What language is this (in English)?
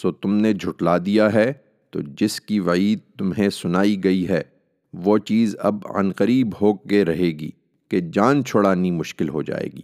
Urdu